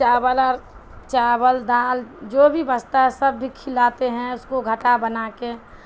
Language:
Urdu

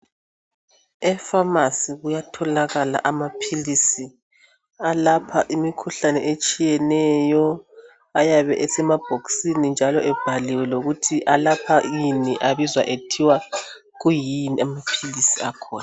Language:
North Ndebele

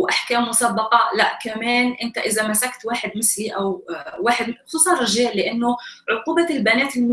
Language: Arabic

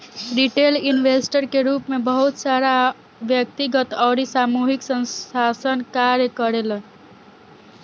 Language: Bhojpuri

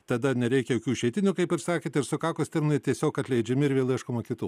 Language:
Lithuanian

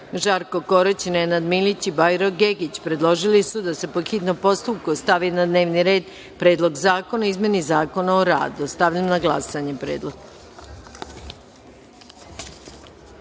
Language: Serbian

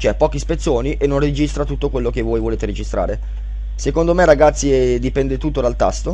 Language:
Italian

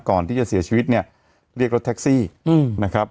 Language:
Thai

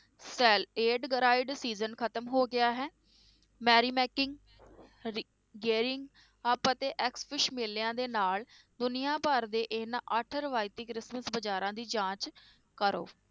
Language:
Punjabi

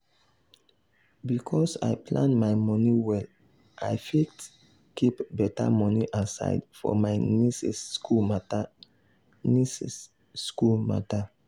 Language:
Nigerian Pidgin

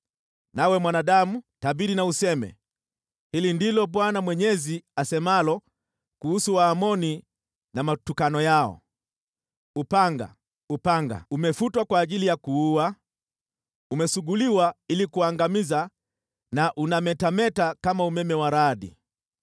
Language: Swahili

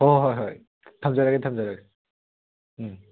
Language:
Manipuri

